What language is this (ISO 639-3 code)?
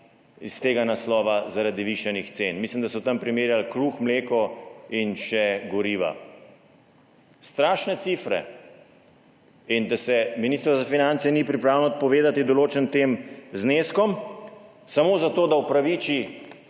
slv